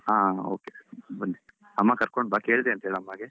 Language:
Kannada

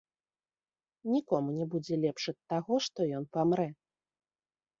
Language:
Belarusian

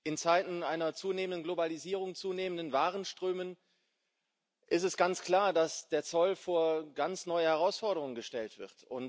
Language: German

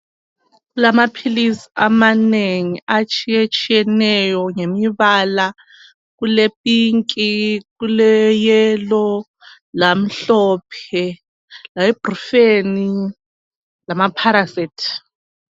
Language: North Ndebele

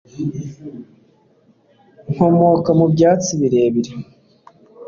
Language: Kinyarwanda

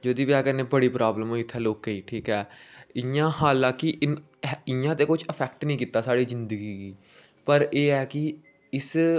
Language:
Dogri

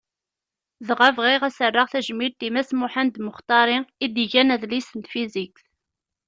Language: Kabyle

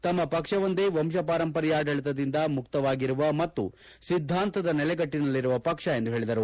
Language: Kannada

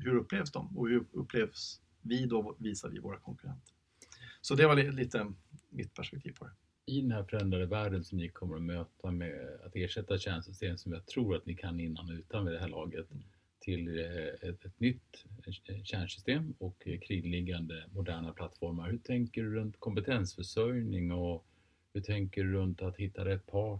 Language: Swedish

